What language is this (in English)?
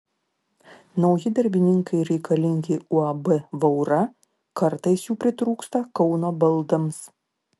Lithuanian